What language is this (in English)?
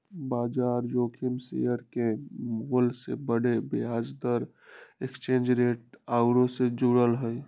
Magahi